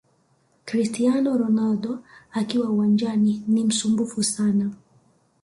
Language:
Swahili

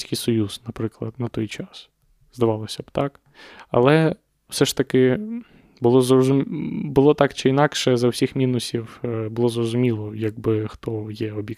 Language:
Ukrainian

